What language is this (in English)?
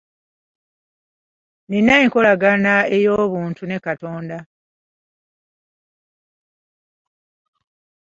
Ganda